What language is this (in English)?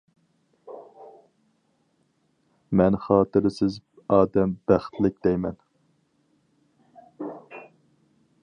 Uyghur